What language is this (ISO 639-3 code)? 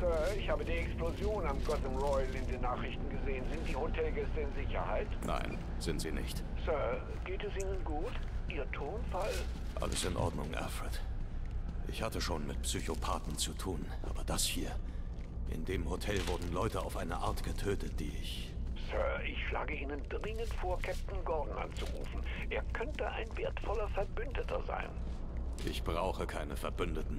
deu